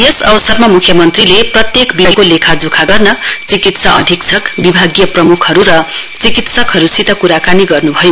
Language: Nepali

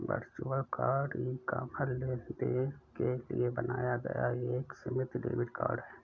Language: Hindi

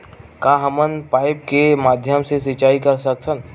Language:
Chhattisgarhi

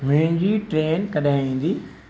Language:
Sindhi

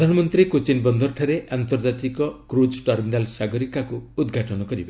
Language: Odia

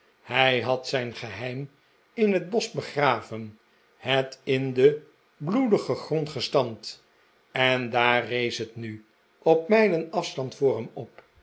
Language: Dutch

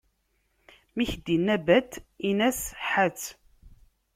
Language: Kabyle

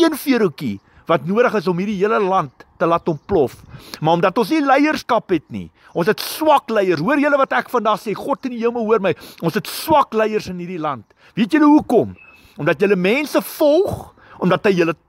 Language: Dutch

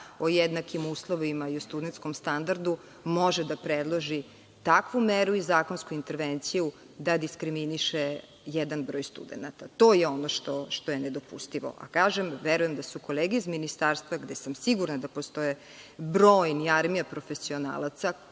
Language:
Serbian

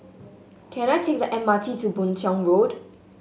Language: English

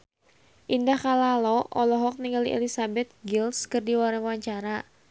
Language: Sundanese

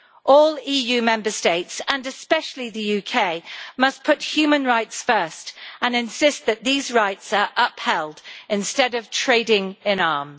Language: English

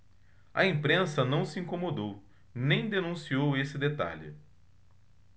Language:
Portuguese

